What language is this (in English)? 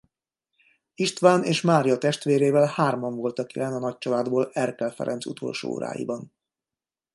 Hungarian